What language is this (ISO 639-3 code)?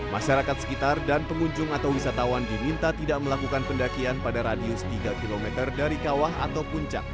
ind